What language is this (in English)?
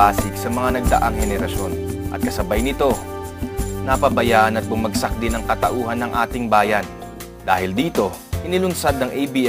Filipino